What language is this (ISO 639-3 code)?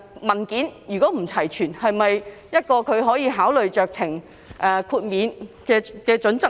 yue